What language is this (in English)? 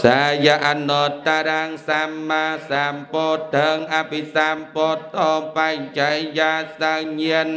Indonesian